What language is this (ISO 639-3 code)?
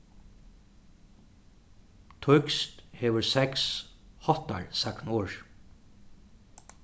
fao